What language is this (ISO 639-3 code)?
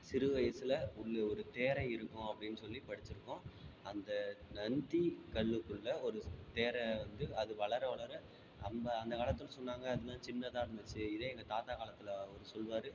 tam